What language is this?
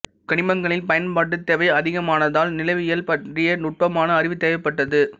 Tamil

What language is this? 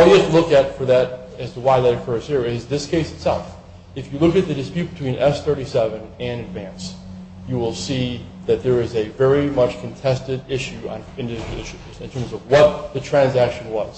English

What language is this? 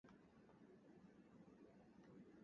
Cantonese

